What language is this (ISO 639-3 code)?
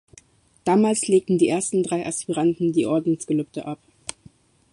deu